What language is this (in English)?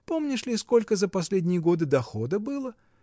Russian